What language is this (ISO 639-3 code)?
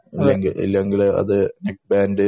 mal